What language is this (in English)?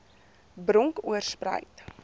Afrikaans